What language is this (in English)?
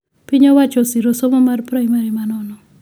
Luo (Kenya and Tanzania)